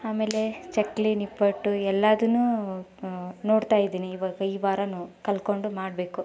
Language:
Kannada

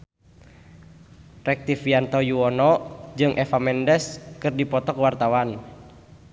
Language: Sundanese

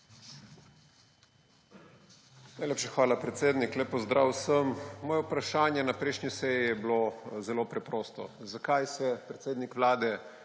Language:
Slovenian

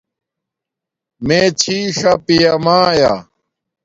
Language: Domaaki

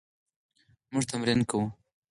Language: Pashto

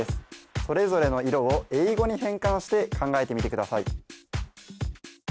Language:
Japanese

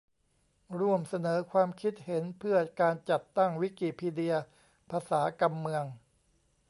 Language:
Thai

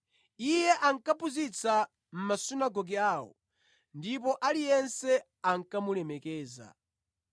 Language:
Nyanja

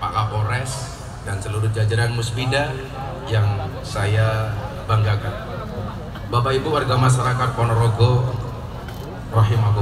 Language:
Indonesian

